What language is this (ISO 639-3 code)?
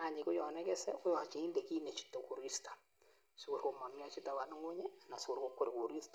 kln